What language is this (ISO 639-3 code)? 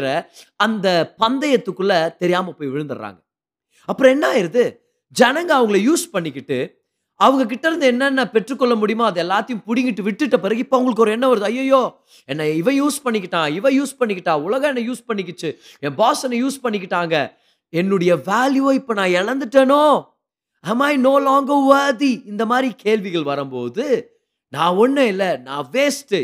tam